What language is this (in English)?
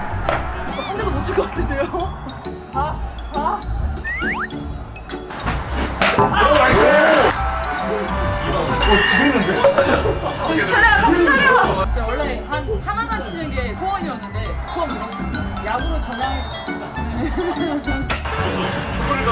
Korean